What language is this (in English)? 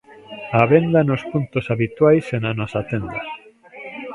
Galician